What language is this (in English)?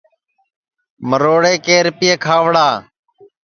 Sansi